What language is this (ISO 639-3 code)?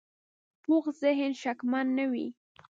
pus